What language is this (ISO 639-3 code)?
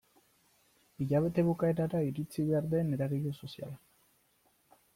eus